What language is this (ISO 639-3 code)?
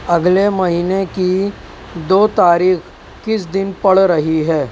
urd